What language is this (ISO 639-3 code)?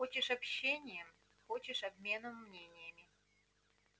rus